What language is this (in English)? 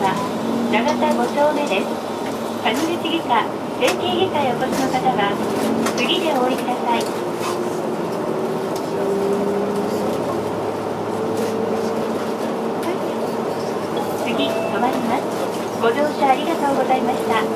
Japanese